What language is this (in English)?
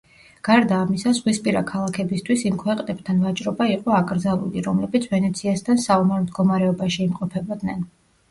Georgian